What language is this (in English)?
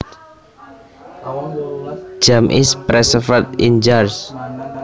Javanese